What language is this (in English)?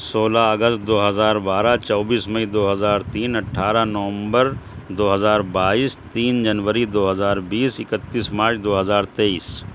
Urdu